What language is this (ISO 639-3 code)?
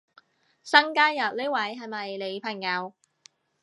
yue